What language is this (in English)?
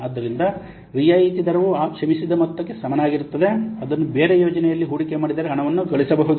Kannada